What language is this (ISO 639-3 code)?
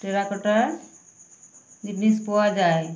ben